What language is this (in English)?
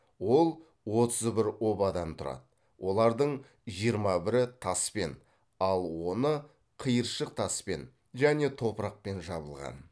Kazakh